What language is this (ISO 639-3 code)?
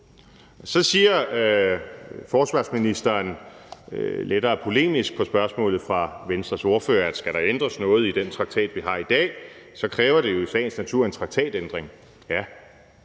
dan